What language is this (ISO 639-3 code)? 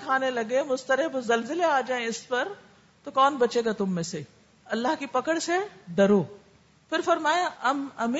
urd